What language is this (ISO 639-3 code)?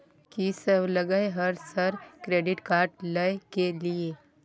mai